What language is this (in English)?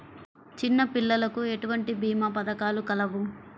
Telugu